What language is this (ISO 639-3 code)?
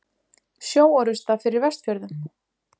isl